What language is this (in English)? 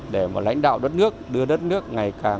Vietnamese